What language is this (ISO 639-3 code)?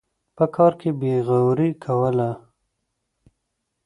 pus